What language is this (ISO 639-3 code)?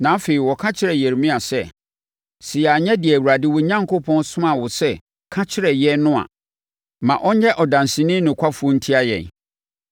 aka